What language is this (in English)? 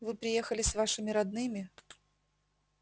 Russian